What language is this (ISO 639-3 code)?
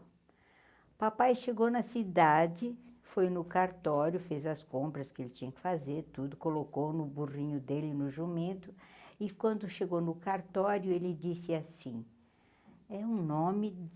por